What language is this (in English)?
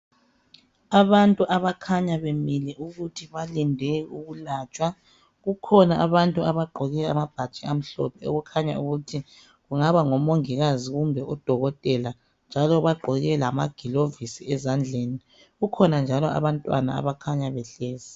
North Ndebele